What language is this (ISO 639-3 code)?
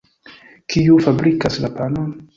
epo